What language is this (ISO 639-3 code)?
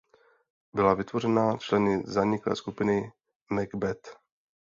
ces